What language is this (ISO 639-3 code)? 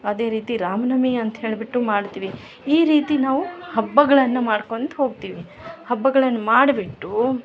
kan